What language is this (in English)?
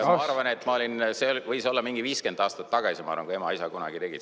Estonian